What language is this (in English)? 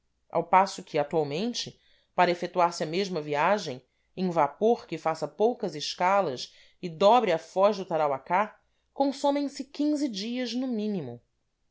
Portuguese